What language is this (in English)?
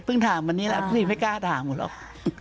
Thai